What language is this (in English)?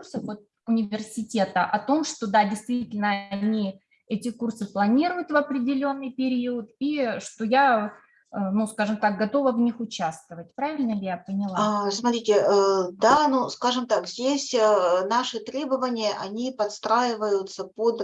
Russian